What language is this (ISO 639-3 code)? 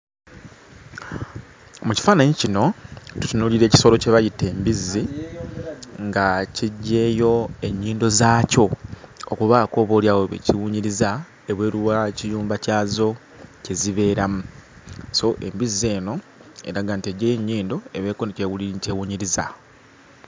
lug